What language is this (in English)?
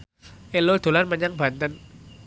Javanese